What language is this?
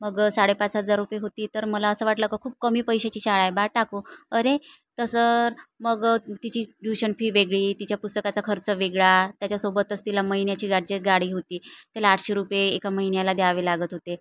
Marathi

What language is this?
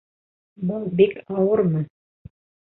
Bashkir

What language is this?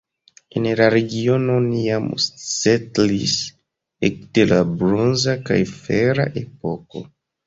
Esperanto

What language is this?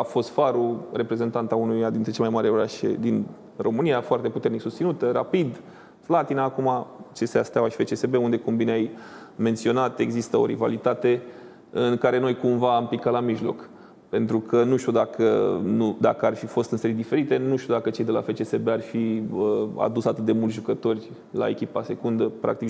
Romanian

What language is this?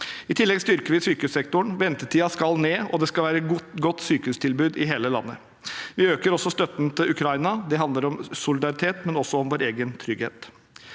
Norwegian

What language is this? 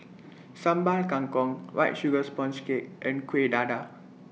English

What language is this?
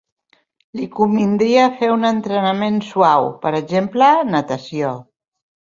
Catalan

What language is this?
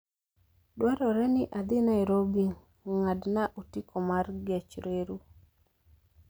Luo (Kenya and Tanzania)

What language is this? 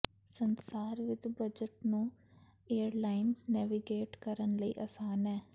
Punjabi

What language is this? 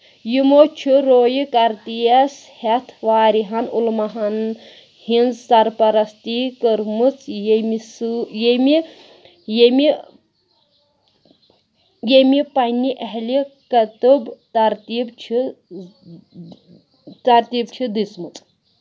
Kashmiri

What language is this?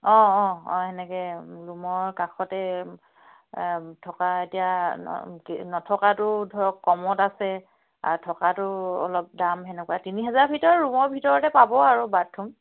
Assamese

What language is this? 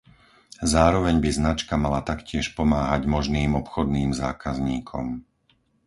Slovak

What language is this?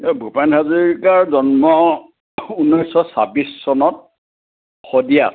Assamese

